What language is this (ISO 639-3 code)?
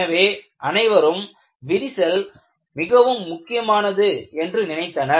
tam